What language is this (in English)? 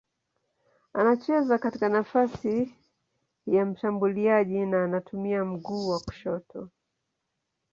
Swahili